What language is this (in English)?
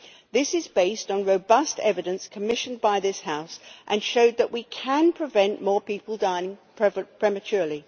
English